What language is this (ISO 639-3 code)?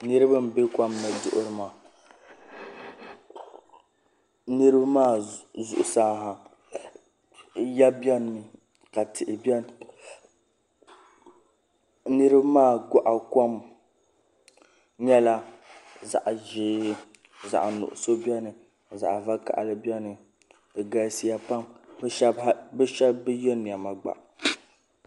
dag